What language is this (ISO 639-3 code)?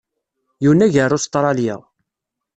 kab